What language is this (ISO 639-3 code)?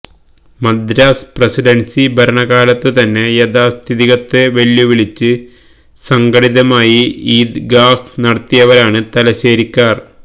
mal